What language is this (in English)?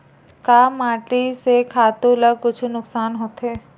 Chhattisgarhi